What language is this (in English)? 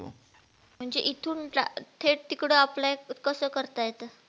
Marathi